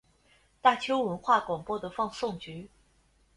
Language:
Chinese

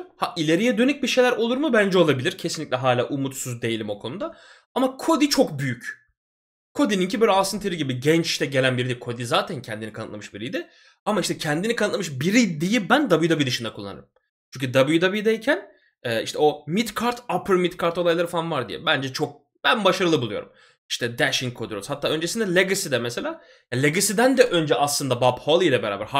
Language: Turkish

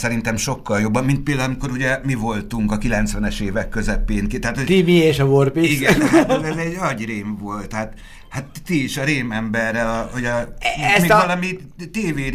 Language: Hungarian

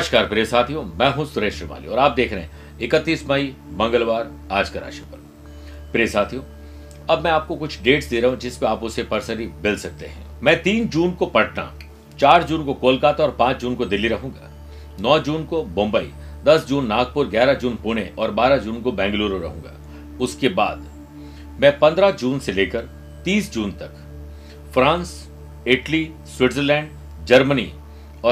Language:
Hindi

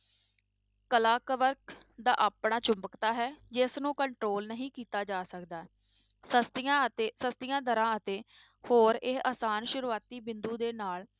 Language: Punjabi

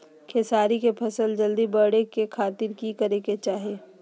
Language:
Magahi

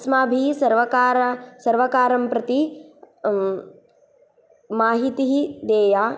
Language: Sanskrit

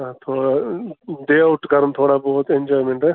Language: Kashmiri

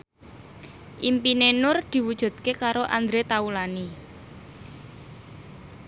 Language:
Javanese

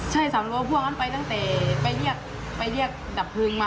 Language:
Thai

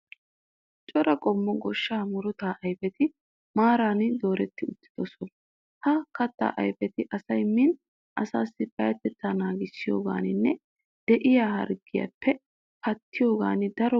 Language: Wolaytta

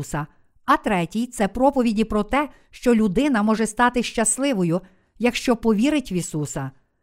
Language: Ukrainian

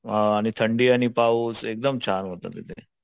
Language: Marathi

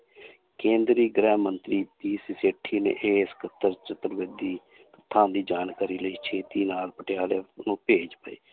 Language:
Punjabi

